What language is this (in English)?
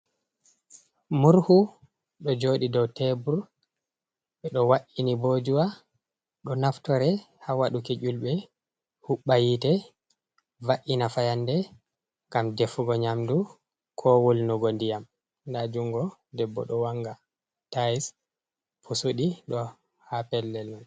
Fula